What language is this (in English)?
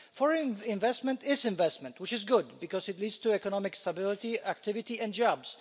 English